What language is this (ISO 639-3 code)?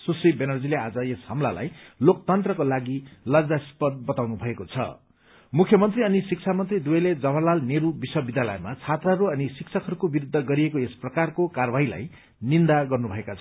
nep